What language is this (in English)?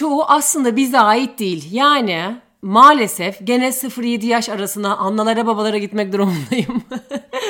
Turkish